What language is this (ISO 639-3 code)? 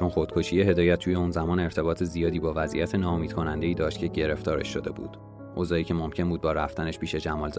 fas